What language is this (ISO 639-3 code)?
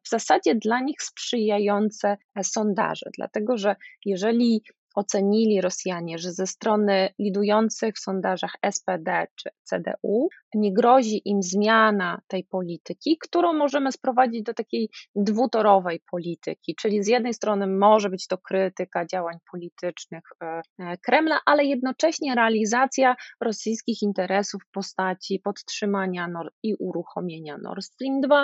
pol